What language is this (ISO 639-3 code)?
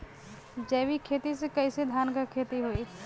bho